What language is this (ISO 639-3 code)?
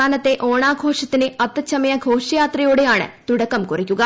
mal